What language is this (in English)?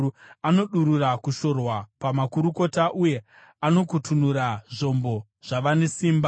Shona